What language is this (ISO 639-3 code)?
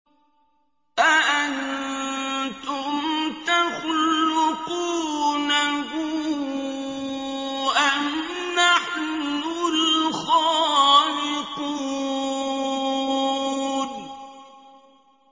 ara